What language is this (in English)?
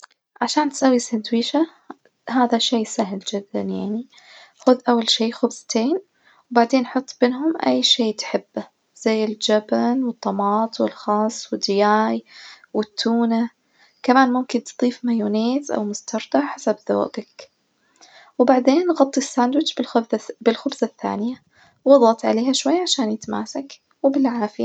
Najdi Arabic